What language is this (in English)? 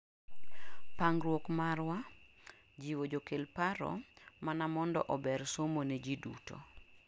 Luo (Kenya and Tanzania)